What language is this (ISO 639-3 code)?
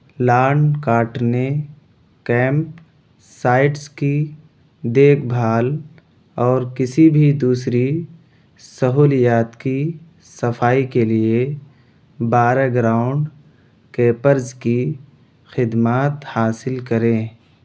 urd